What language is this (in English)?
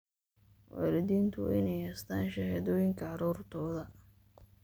Somali